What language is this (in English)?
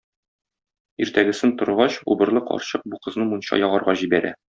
Tatar